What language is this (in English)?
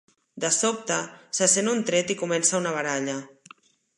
Catalan